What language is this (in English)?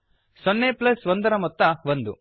Kannada